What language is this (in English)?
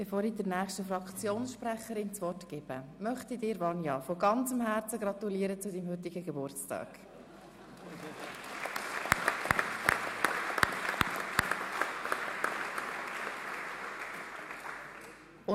Swiss German